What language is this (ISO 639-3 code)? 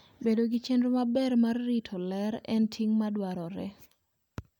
luo